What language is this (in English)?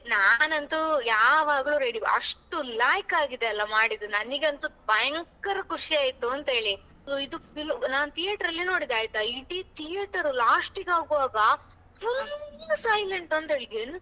Kannada